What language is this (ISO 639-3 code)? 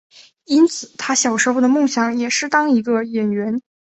zho